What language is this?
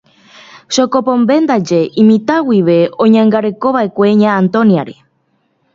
Guarani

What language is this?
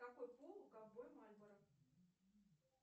Russian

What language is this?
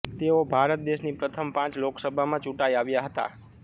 Gujarati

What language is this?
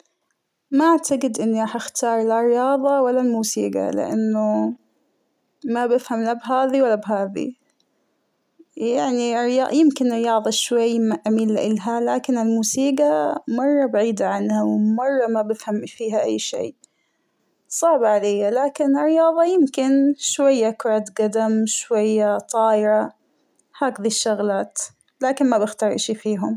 Hijazi Arabic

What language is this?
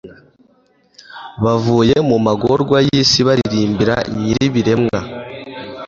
Kinyarwanda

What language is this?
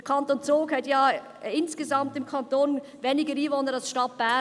Swiss German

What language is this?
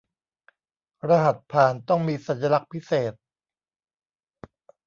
Thai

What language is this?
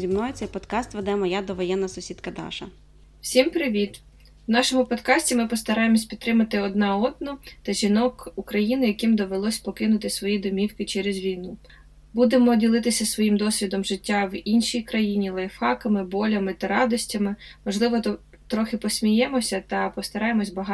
Ukrainian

